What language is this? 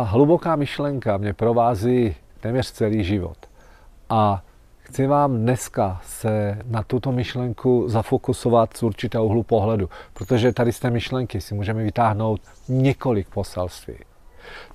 Czech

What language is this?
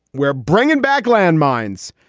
English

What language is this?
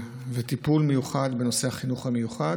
Hebrew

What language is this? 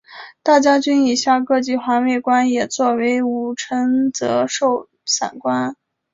Chinese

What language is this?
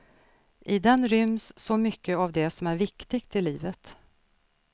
Swedish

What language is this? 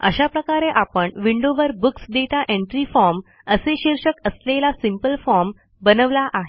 Marathi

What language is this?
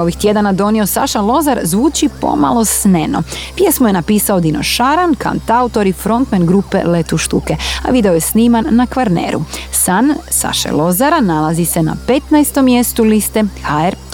Croatian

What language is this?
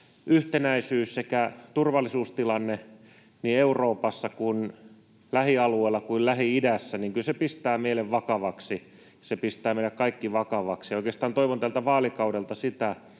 Finnish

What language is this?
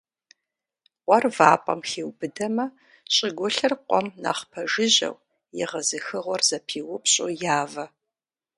Kabardian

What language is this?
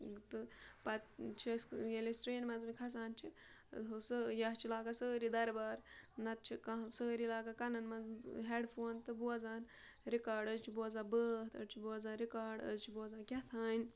Kashmiri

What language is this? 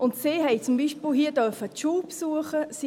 Swiss German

